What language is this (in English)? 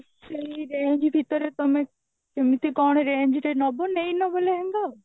Odia